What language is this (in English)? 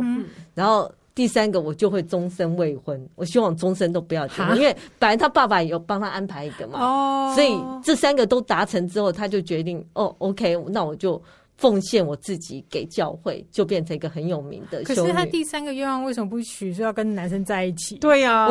Chinese